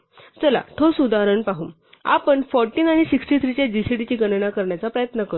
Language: Marathi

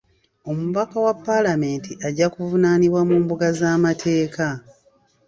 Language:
Ganda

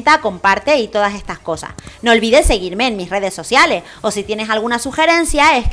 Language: Spanish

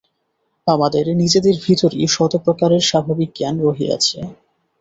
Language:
Bangla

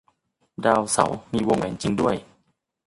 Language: Thai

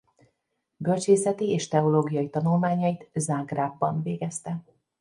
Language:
Hungarian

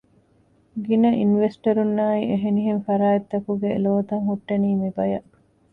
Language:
Divehi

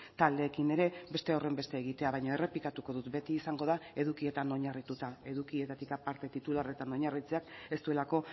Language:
Basque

